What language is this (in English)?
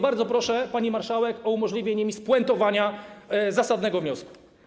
Polish